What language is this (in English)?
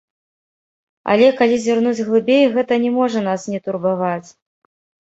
Belarusian